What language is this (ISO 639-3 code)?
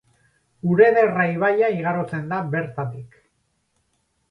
eus